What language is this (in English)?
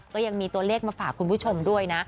Thai